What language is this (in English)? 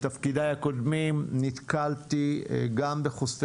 Hebrew